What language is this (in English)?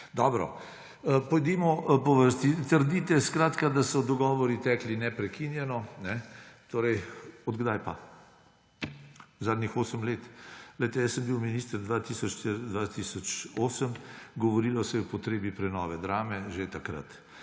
Slovenian